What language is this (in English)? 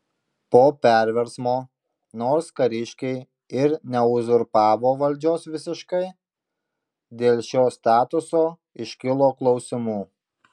Lithuanian